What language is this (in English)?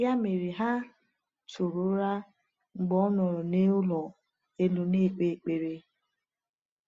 Igbo